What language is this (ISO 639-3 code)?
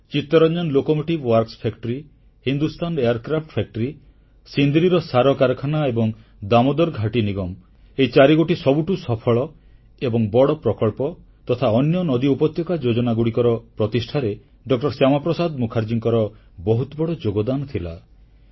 ori